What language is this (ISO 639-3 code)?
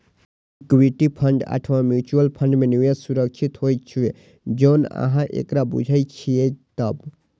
mai